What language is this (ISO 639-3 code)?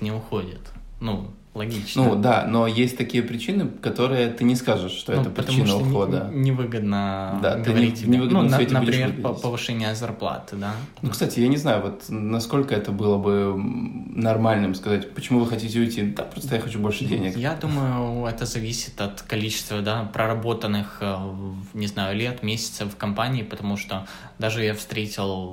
rus